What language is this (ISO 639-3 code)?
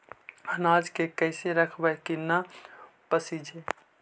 mag